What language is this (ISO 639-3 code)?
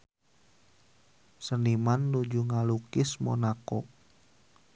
sun